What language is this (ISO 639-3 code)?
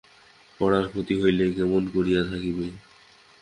ben